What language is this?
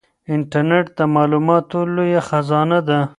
Pashto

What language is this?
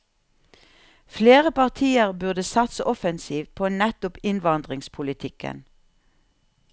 Norwegian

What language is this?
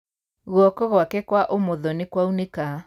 Kikuyu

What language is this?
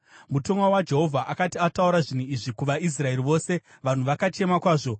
Shona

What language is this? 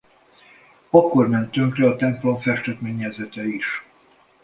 Hungarian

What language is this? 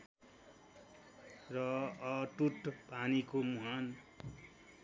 Nepali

